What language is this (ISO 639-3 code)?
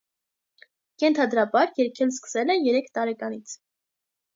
hye